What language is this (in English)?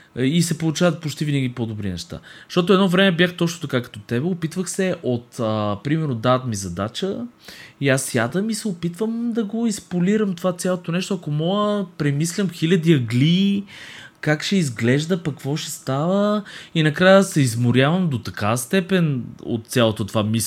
Bulgarian